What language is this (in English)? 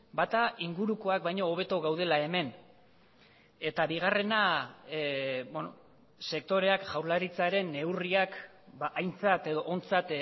Basque